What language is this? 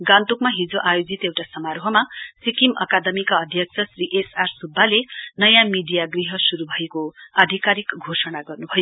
Nepali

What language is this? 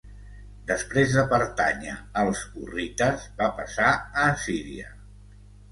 Catalan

